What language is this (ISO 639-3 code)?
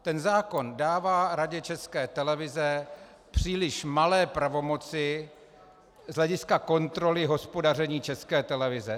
ces